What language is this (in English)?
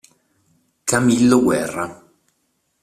Italian